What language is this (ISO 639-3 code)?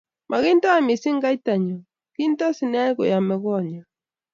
kln